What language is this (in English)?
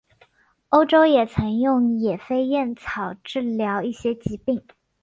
Chinese